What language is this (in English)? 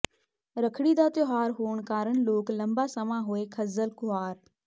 Punjabi